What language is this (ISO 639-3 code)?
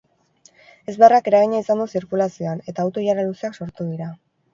eus